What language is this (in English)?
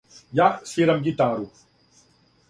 Serbian